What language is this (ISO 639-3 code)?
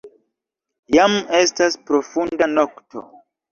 epo